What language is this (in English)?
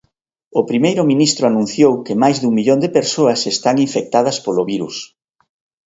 Galician